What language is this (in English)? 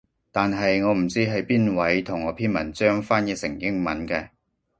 Cantonese